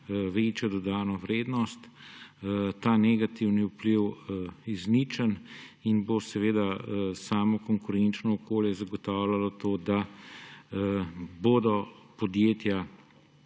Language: Slovenian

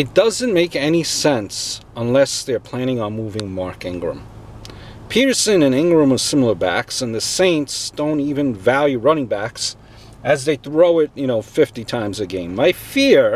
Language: English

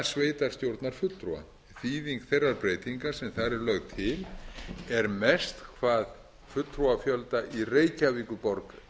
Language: Icelandic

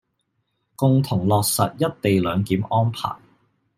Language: Cantonese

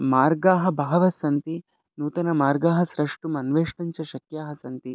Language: Sanskrit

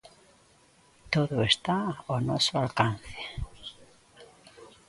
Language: Galician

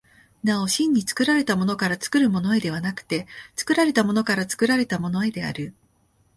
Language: Japanese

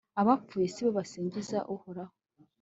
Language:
Kinyarwanda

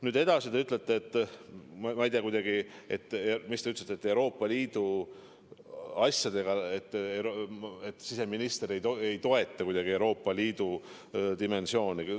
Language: Estonian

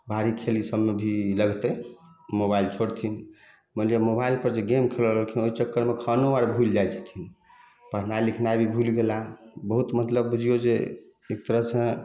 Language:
Maithili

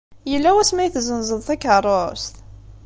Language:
Kabyle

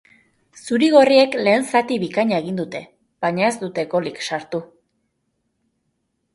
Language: Basque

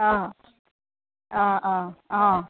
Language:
Assamese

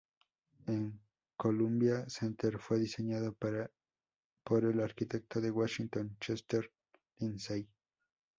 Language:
Spanish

